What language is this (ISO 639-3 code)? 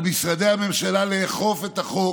heb